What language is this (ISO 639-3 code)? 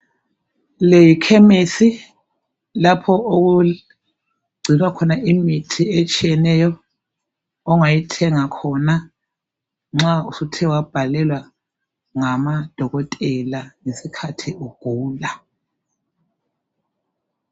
nde